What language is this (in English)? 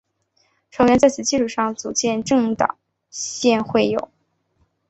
Chinese